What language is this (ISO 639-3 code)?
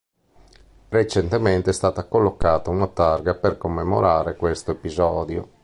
ita